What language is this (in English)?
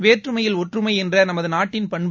Tamil